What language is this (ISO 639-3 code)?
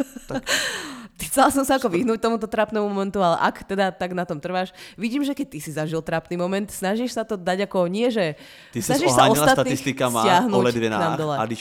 ces